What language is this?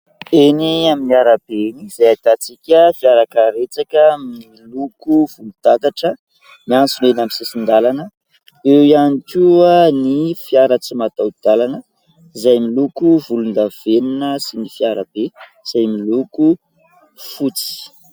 Malagasy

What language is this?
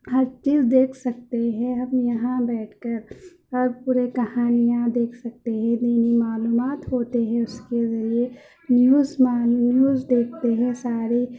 Urdu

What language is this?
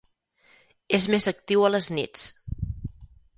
Catalan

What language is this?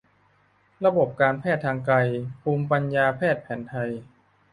Thai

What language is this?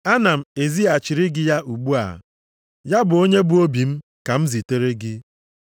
Igbo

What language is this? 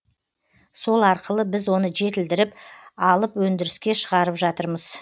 Kazakh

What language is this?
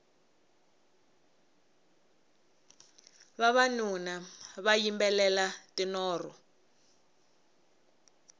Tsonga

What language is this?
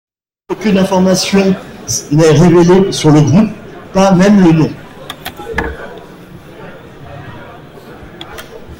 French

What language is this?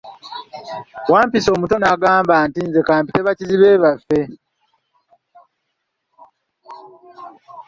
Ganda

